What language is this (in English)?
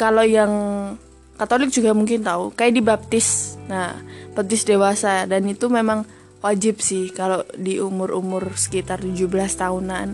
Indonesian